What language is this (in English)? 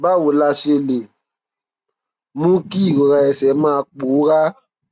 Yoruba